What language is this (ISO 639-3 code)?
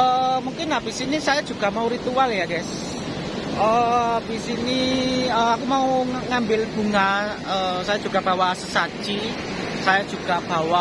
ind